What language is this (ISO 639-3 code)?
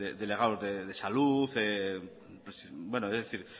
spa